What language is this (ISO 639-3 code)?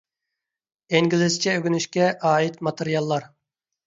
uig